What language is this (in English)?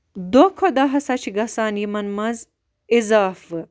Kashmiri